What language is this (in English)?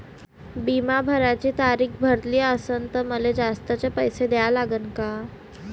Marathi